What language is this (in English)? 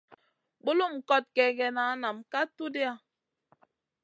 Masana